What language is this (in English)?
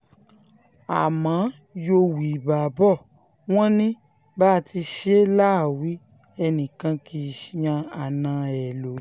Yoruba